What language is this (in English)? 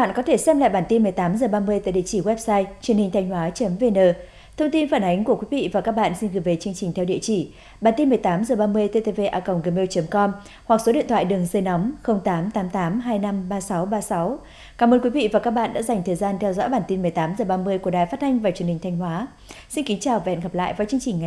Vietnamese